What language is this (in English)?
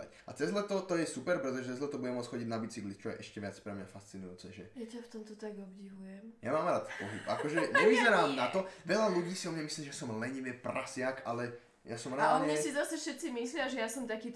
Slovak